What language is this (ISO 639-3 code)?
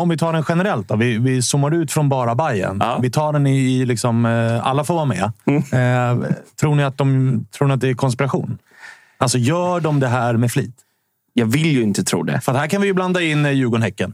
swe